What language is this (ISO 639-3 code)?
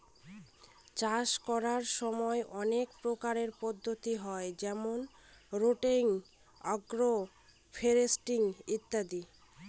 ben